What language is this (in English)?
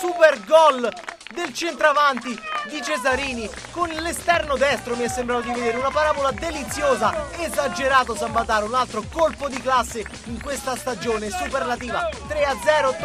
Italian